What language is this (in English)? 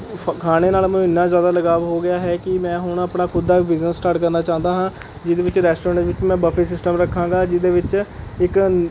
Punjabi